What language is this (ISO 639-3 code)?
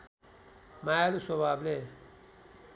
nep